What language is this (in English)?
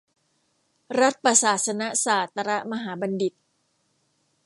Thai